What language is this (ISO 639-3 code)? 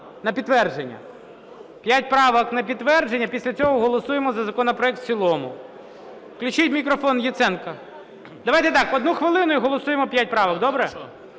ukr